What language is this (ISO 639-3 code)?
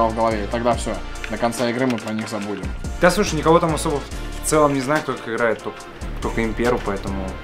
rus